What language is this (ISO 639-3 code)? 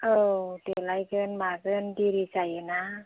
brx